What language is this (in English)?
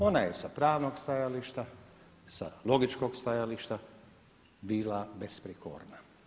Croatian